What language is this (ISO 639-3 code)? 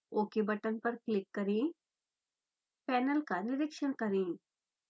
hin